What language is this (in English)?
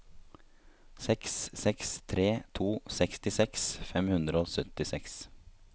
Norwegian